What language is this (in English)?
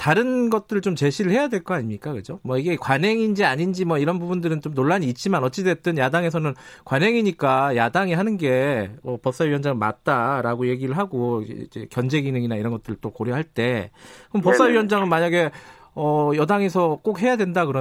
Korean